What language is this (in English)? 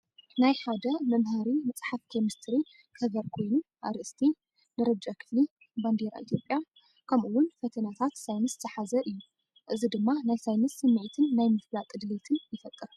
Tigrinya